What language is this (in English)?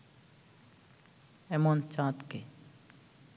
Bangla